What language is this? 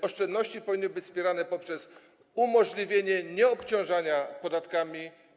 Polish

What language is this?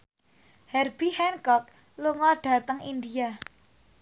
Javanese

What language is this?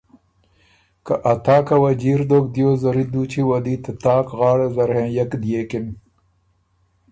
Ormuri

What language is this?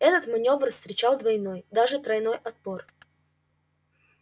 Russian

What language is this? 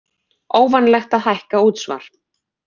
Icelandic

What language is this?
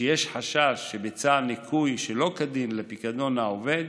Hebrew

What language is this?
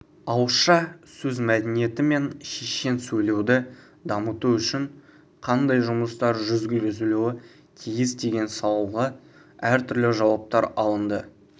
Kazakh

